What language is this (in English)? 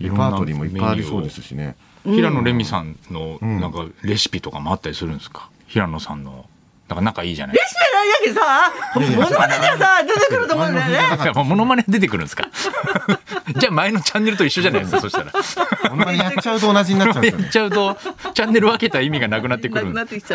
Japanese